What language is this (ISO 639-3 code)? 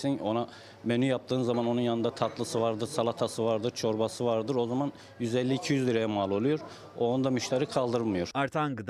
tur